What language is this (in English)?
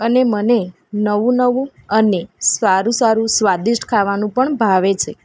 Gujarati